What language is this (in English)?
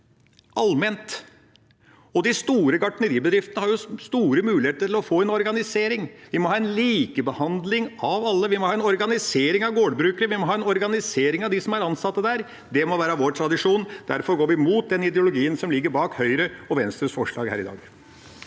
Norwegian